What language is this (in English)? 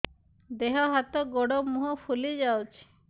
Odia